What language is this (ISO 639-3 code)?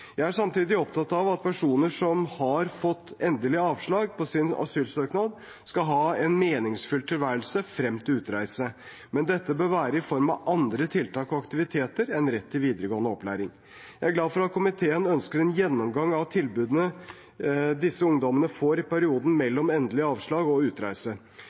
nob